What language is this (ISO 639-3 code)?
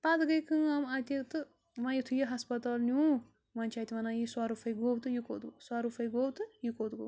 kas